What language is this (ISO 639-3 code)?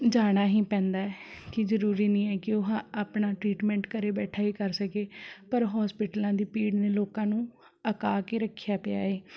pan